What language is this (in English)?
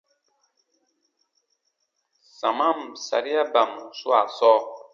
Baatonum